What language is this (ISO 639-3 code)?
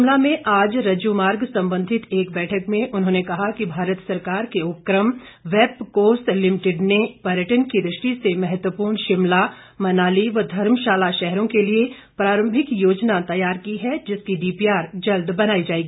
hin